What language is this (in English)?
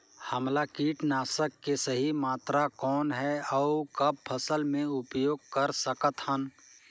Chhattisgarhi